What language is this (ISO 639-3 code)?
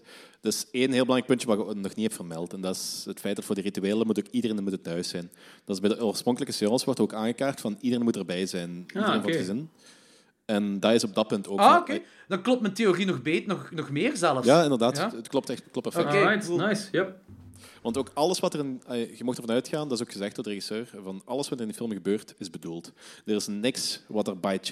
nld